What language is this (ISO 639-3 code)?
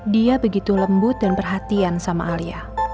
ind